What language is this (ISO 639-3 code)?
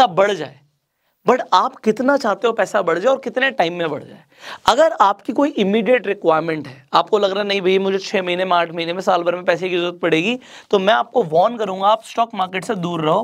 hin